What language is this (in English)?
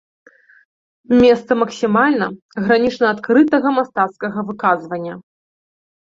Belarusian